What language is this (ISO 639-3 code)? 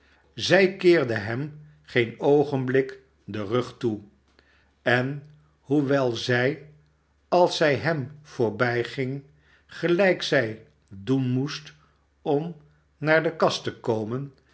nld